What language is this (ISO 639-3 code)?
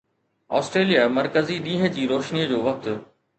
snd